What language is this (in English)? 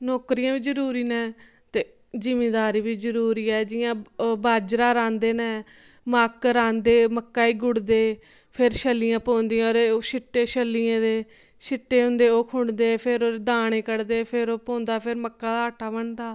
Dogri